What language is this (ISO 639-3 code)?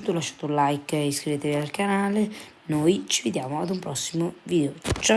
ita